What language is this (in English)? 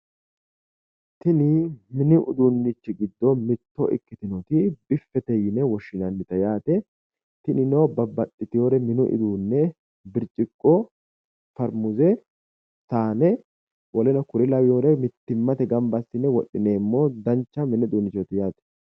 Sidamo